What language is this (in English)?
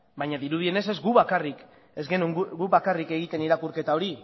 Basque